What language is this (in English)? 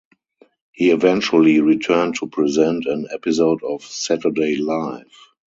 English